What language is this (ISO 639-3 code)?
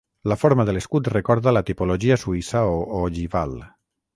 cat